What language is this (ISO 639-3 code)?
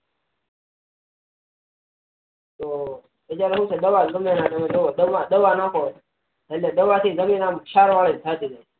guj